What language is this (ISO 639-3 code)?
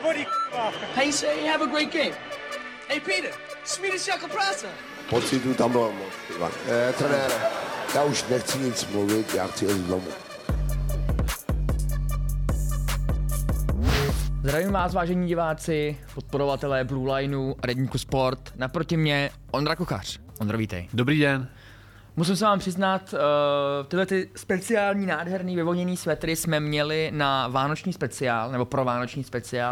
ces